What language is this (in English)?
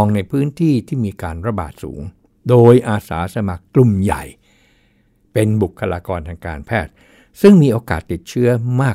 Thai